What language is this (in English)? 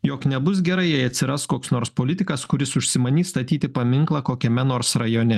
Lithuanian